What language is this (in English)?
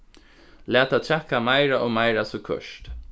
Faroese